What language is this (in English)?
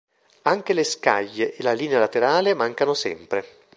Italian